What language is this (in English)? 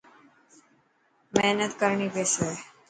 Dhatki